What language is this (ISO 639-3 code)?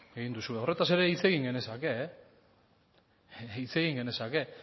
eus